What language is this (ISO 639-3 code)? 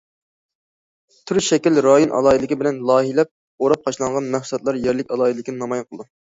uig